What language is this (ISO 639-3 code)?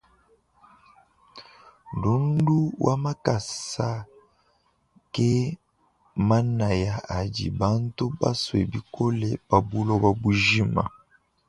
lua